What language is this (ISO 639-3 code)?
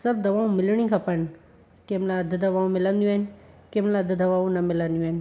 snd